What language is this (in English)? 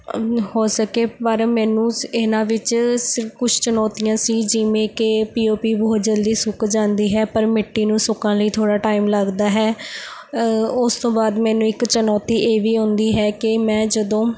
Punjabi